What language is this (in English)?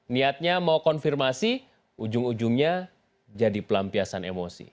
Indonesian